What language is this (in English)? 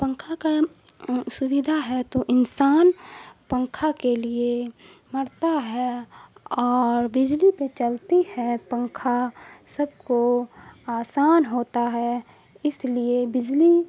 Urdu